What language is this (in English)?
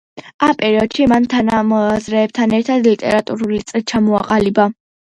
Georgian